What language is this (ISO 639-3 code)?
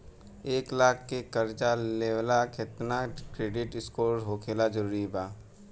bho